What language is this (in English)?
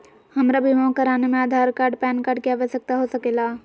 Magahi